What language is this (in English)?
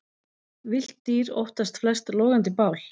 Icelandic